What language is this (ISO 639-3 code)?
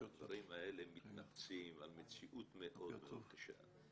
heb